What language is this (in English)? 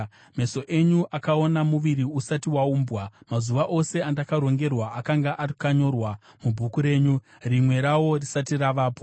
Shona